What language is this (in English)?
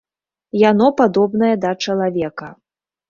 Belarusian